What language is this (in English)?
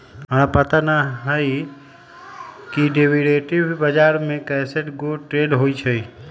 Magahi